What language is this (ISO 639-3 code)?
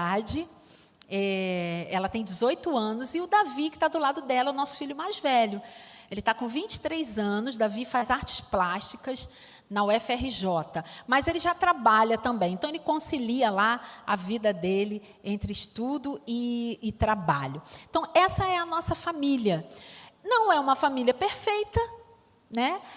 por